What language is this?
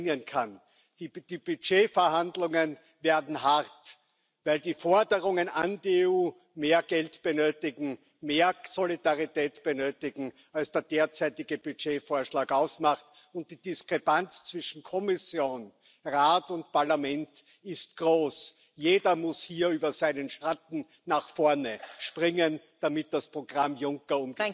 Spanish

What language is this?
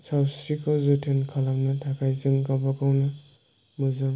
Bodo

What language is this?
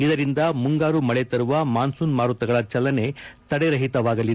Kannada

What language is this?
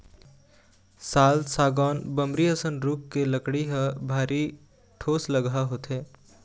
Chhattisgarhi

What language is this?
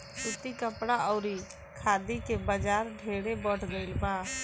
Bhojpuri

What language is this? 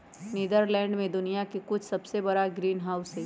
Magahi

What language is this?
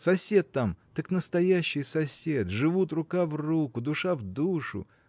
Russian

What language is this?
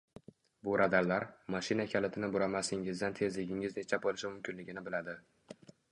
Uzbek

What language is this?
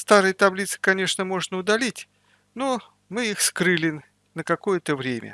Russian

